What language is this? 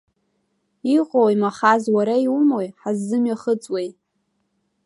Abkhazian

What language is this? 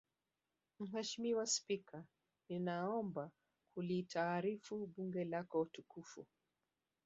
Swahili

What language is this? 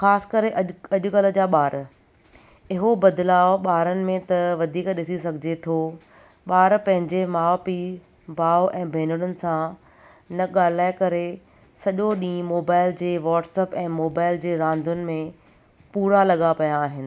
Sindhi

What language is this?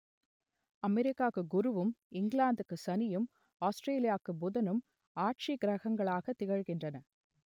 Tamil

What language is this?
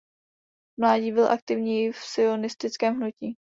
Czech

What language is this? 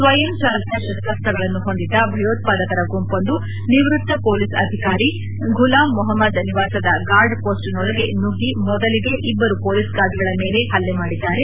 Kannada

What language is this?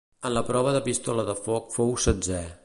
Catalan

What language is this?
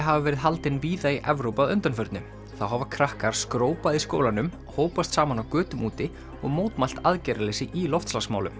Icelandic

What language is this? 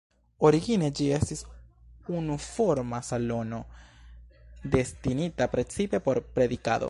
Esperanto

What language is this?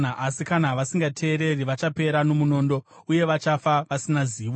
Shona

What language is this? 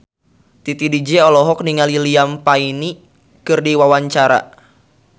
Sundanese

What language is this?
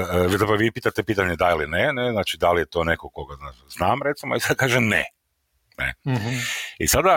Croatian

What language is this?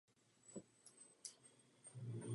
Czech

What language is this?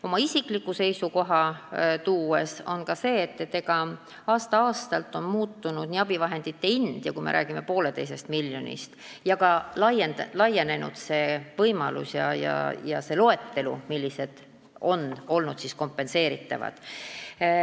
Estonian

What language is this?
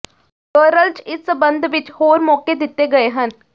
Punjabi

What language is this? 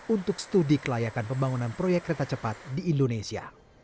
Indonesian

